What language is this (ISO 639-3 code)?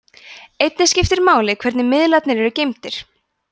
isl